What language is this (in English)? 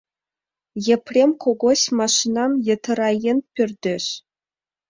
Mari